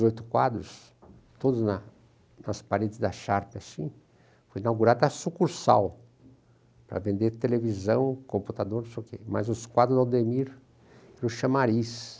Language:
Portuguese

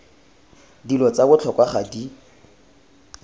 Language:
Tswana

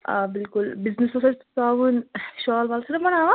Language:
Kashmiri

